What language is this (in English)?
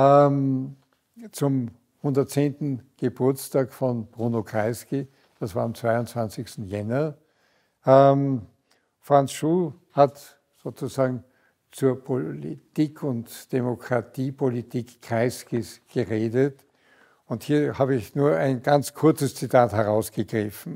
German